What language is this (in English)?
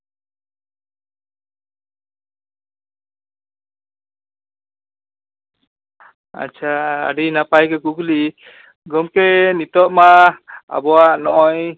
Santali